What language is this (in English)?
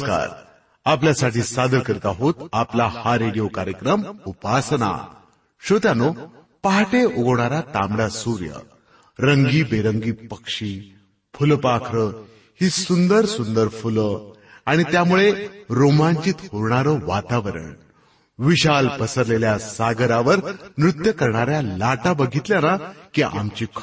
Marathi